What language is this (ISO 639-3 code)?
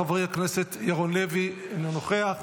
heb